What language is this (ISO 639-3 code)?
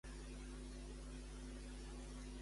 cat